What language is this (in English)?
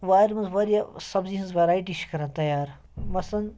Kashmiri